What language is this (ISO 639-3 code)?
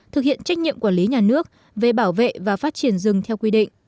vie